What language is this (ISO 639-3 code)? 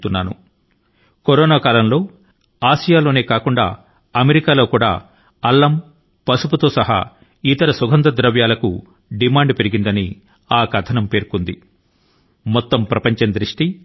tel